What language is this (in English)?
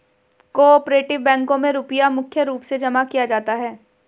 Hindi